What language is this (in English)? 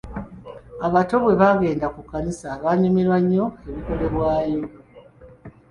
Ganda